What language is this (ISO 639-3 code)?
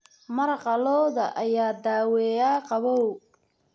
som